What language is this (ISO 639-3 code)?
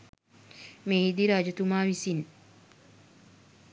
sin